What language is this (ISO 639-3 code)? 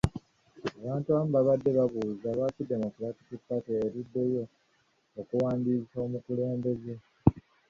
lug